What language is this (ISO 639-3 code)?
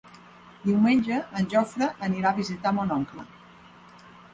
cat